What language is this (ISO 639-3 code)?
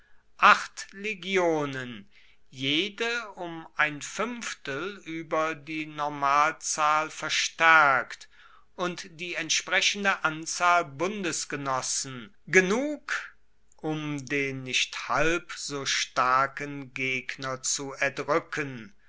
deu